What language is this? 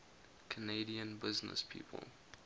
English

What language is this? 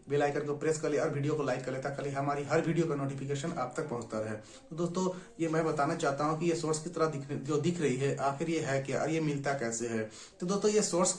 Hindi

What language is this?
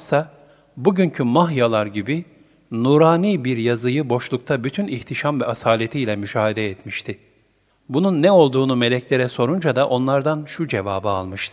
Turkish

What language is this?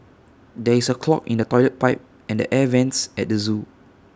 English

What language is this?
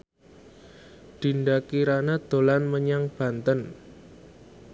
Javanese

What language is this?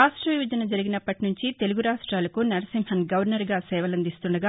Telugu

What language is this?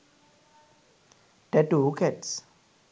Sinhala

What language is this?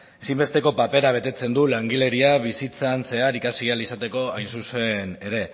Basque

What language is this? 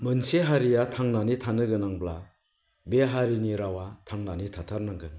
Bodo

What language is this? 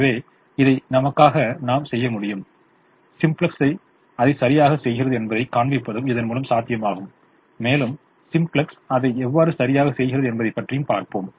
Tamil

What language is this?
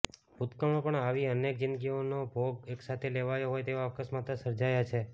Gujarati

